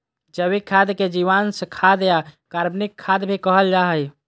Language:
Magahi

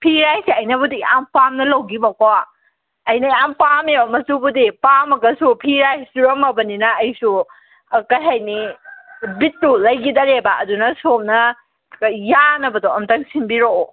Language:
Manipuri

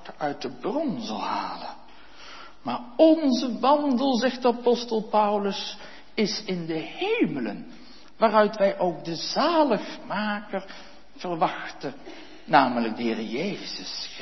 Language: Dutch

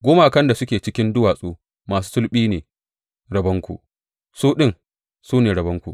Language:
Hausa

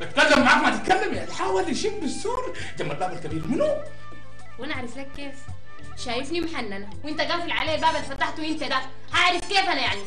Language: Arabic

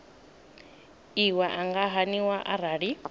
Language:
Venda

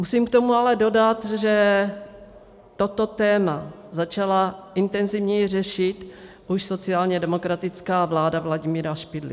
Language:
Czech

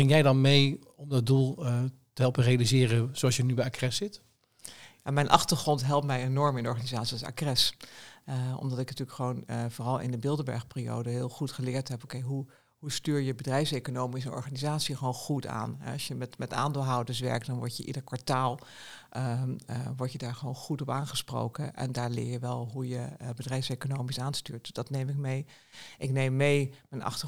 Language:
Dutch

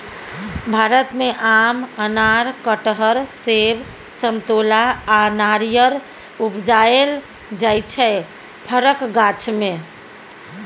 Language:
Maithili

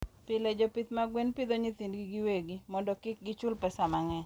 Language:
Luo (Kenya and Tanzania)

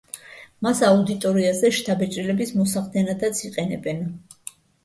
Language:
Georgian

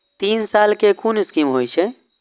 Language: Maithili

